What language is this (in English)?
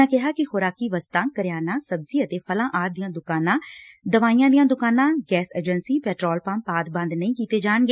Punjabi